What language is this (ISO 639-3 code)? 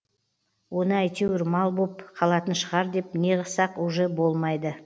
kaz